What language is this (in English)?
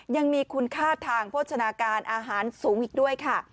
Thai